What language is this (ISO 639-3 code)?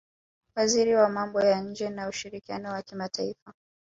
swa